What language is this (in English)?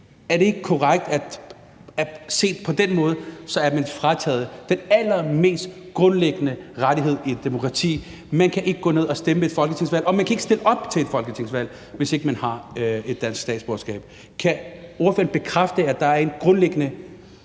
Danish